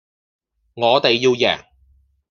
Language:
Cantonese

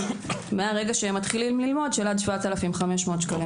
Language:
Hebrew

